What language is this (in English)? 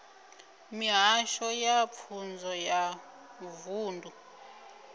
Venda